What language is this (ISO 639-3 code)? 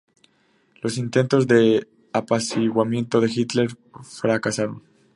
spa